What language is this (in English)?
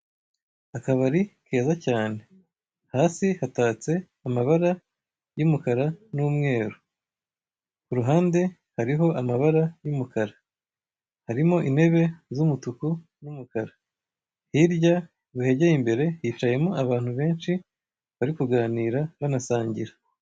Kinyarwanda